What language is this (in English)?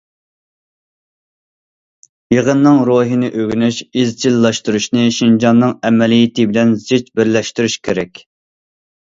Uyghur